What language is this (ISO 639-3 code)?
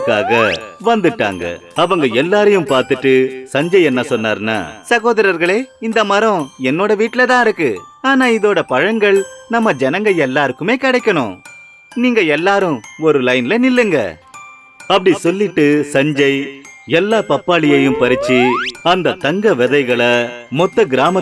tur